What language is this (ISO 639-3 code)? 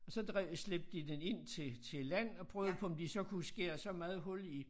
dan